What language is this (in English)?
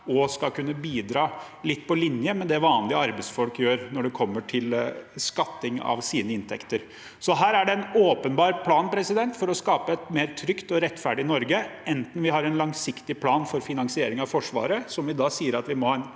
Norwegian